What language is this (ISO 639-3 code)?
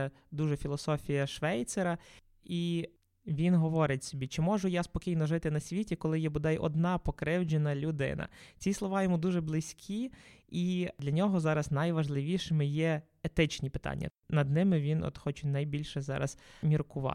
ukr